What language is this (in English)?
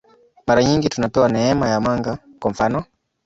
Swahili